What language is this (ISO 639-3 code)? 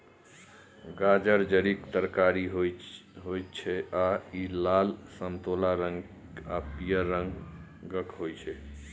mai